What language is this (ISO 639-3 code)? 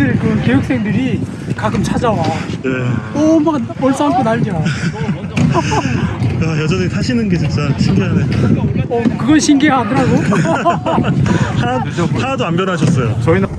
kor